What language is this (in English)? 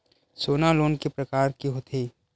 Chhattisgarhi